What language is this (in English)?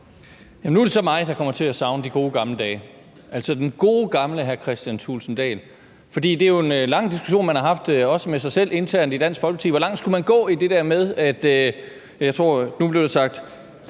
Danish